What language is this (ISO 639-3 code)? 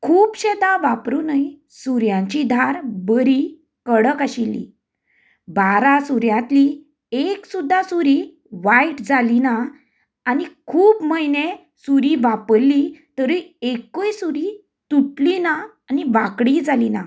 kok